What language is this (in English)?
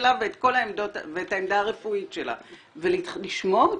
Hebrew